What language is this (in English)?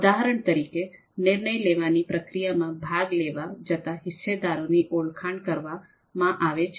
Gujarati